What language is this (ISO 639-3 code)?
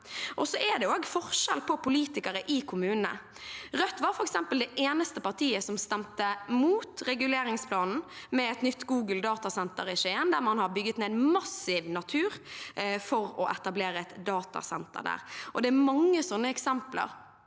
nor